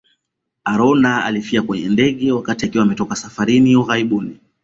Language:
Swahili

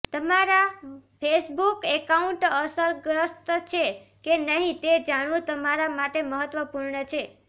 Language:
Gujarati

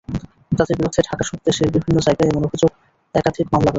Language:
Bangla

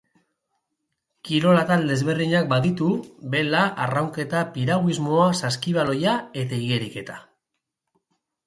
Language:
Basque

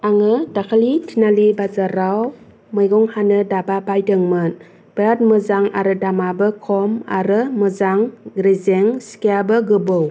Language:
Bodo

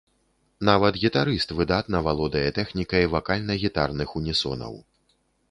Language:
Belarusian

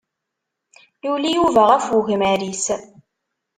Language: Kabyle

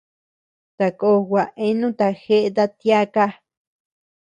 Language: Tepeuxila Cuicatec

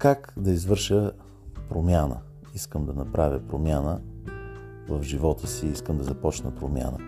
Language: Bulgarian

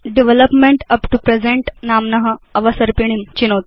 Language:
Sanskrit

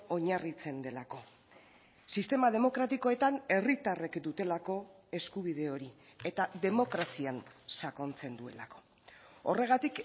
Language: Basque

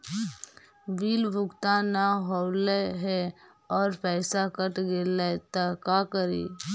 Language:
Magahi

